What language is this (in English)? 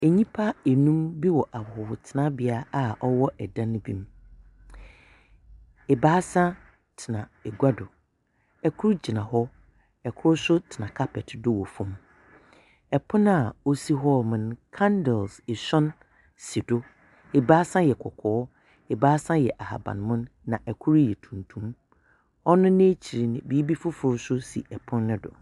Akan